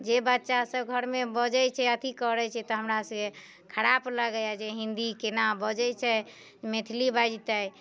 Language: Maithili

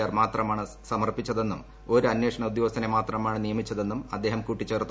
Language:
Malayalam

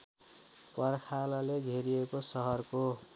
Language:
Nepali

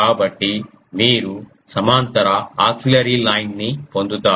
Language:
Telugu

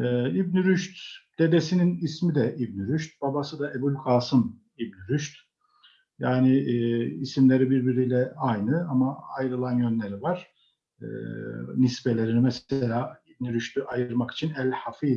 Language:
Turkish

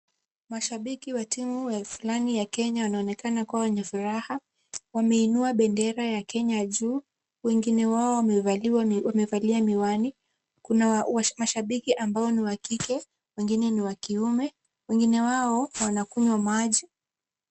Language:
Swahili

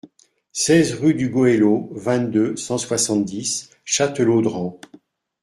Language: French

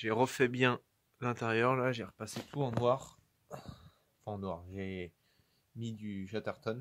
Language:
French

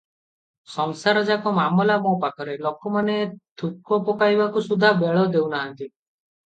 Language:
Odia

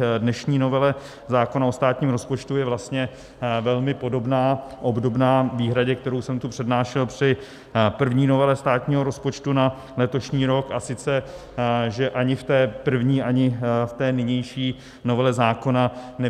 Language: Czech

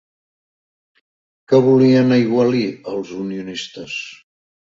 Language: Catalan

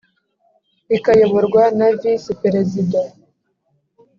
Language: Kinyarwanda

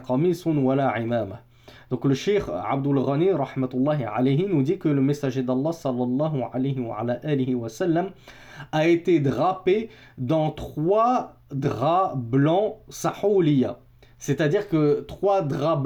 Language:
French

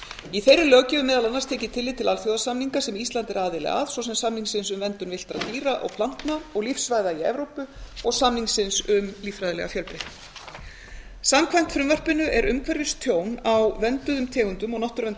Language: Icelandic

